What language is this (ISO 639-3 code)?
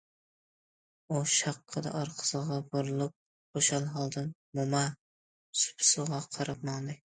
uig